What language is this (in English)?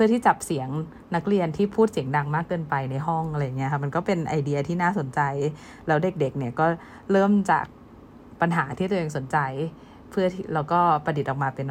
Thai